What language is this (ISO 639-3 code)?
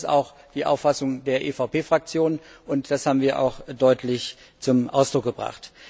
deu